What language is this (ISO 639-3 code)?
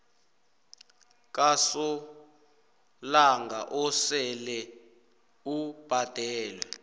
nbl